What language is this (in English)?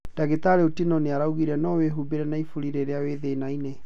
Kikuyu